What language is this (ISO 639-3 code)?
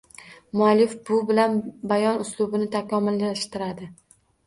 uzb